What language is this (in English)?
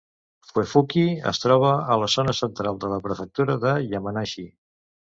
Catalan